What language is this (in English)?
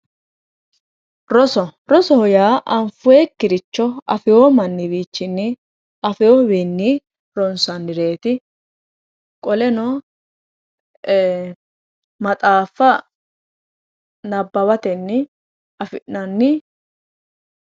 Sidamo